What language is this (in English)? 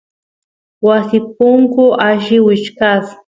Santiago del Estero Quichua